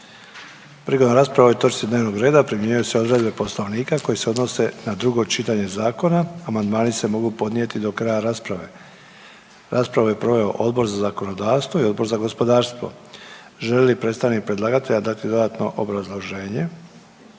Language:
Croatian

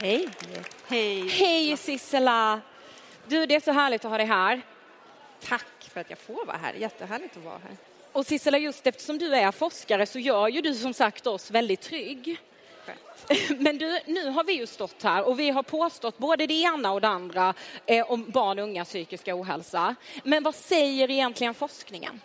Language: Swedish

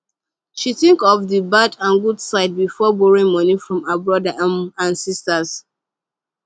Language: Nigerian Pidgin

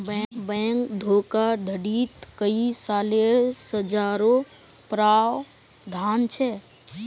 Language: Magahi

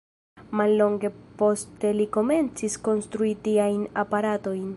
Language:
Esperanto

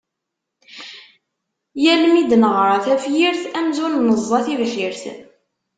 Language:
Kabyle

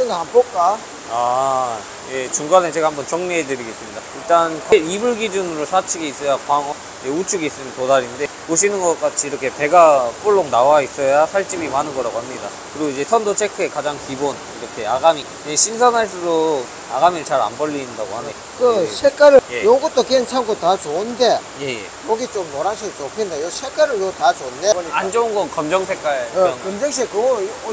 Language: Korean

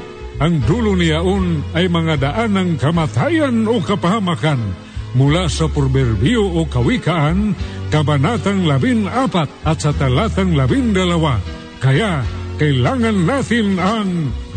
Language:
Filipino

